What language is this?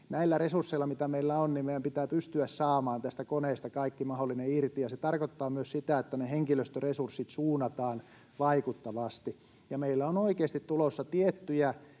Finnish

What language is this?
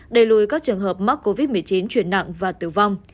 Vietnamese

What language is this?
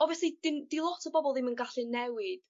Welsh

